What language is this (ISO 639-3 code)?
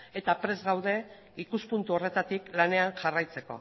eus